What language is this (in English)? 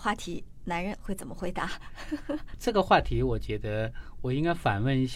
Chinese